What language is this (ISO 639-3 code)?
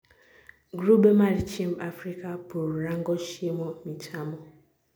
luo